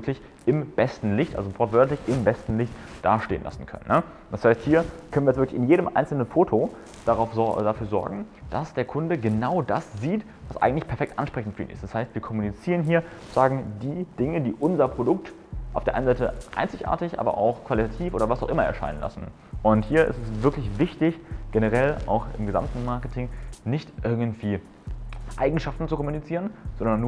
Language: German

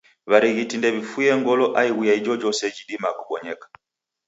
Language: Taita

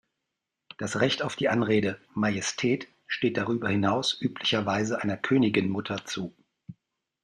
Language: German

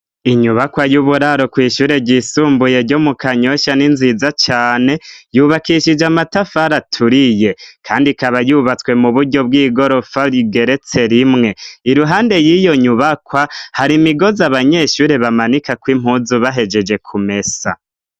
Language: Rundi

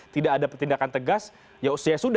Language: Indonesian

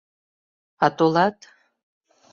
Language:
Mari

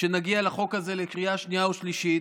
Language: Hebrew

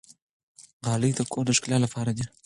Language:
Pashto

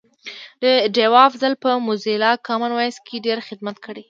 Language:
Pashto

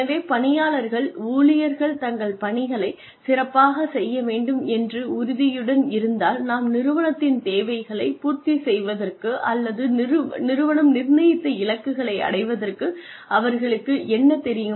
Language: Tamil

